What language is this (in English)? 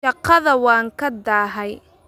Somali